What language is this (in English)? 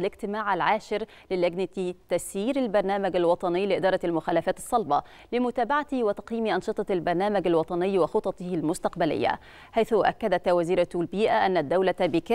Arabic